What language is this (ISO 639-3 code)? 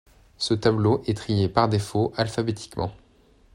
fra